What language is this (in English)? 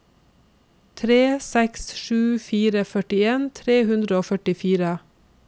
Norwegian